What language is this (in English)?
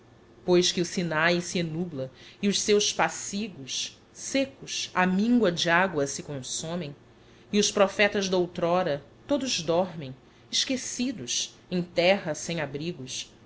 Portuguese